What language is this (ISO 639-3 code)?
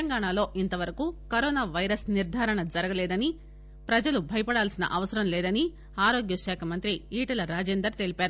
tel